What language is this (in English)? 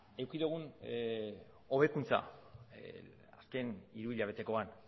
Basque